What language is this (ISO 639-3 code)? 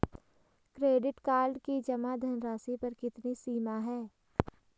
hin